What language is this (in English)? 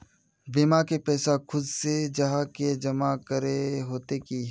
Magahi